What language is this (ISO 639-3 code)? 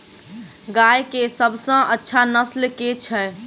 mai